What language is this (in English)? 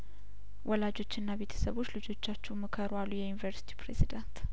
Amharic